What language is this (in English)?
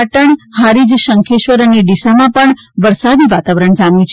Gujarati